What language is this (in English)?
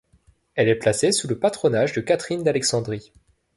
French